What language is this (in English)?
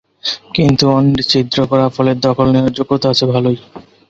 Bangla